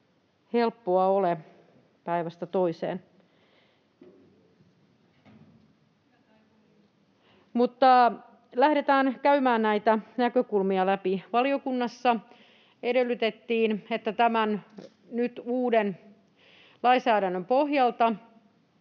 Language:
Finnish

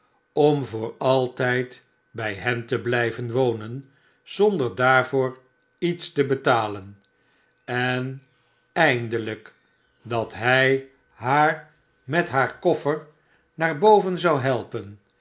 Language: Dutch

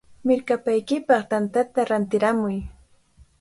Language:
Cajatambo North Lima Quechua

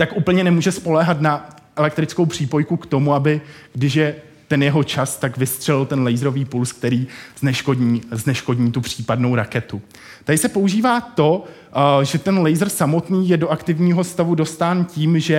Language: Czech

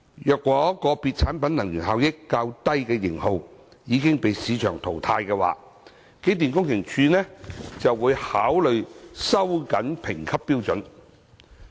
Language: Cantonese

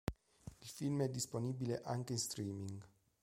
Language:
Italian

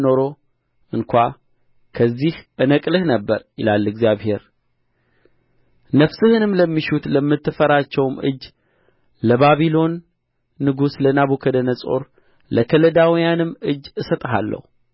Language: Amharic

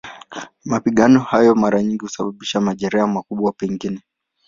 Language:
Swahili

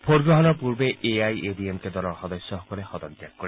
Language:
Assamese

